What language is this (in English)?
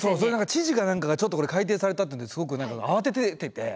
Japanese